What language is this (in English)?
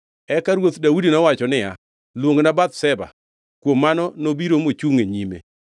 Luo (Kenya and Tanzania)